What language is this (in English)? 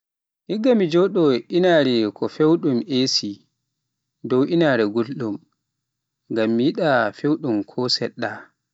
Pular